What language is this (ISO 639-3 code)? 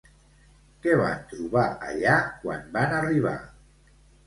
cat